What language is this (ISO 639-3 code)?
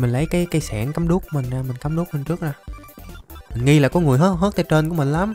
vie